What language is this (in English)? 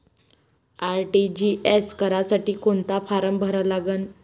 Marathi